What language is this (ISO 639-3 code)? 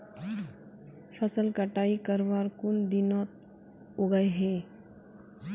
mag